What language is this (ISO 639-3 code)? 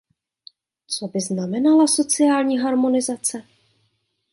ces